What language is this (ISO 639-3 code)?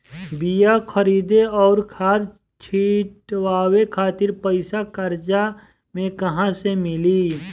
bho